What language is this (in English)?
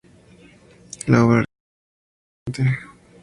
Spanish